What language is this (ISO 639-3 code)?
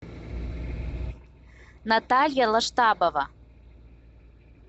rus